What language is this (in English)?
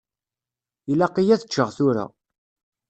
Kabyle